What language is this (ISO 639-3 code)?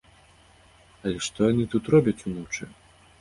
bel